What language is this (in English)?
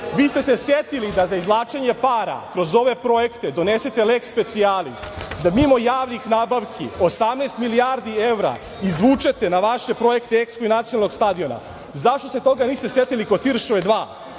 Serbian